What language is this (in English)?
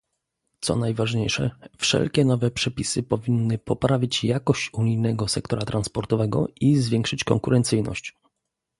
Polish